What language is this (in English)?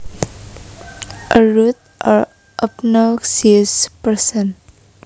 Javanese